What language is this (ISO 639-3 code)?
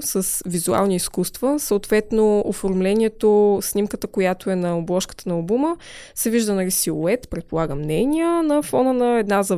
bul